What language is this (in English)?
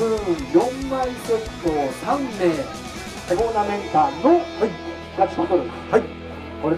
Japanese